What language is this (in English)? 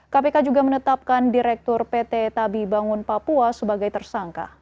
Indonesian